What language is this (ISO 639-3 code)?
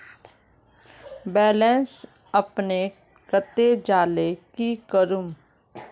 mag